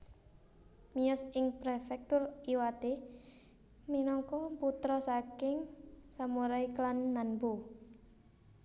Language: Javanese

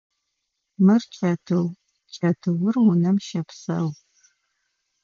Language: Adyghe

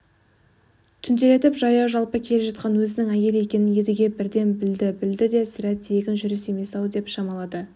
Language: Kazakh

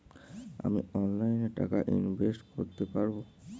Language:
Bangla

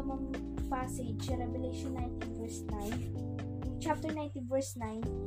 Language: Filipino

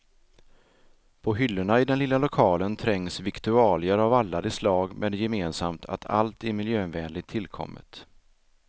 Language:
Swedish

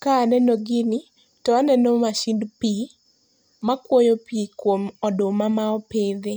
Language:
Luo (Kenya and Tanzania)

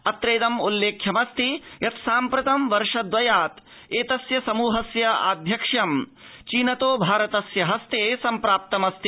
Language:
Sanskrit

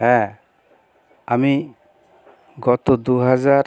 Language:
Bangla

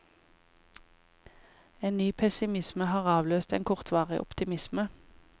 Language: Norwegian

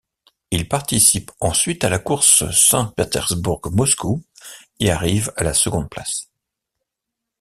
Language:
French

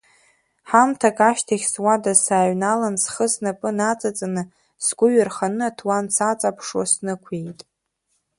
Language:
Abkhazian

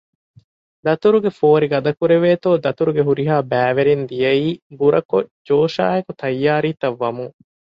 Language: Divehi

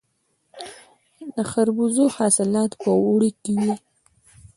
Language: Pashto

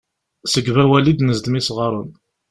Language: Kabyle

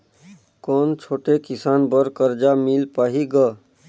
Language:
Chhattisgarhi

